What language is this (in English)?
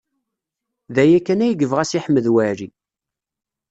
Kabyle